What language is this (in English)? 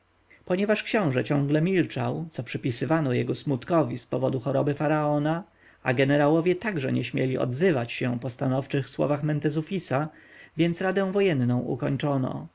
Polish